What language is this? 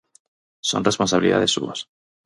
Galician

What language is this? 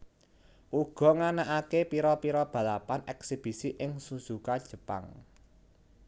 Javanese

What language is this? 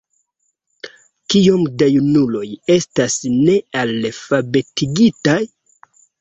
Esperanto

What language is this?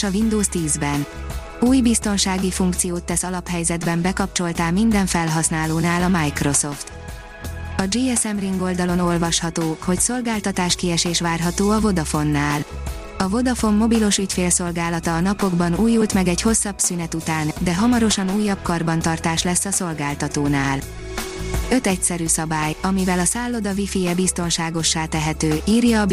Hungarian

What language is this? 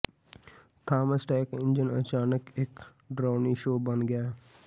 Punjabi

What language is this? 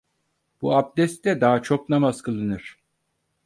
Turkish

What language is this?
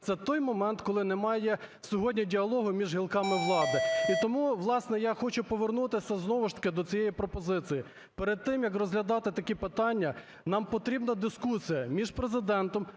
Ukrainian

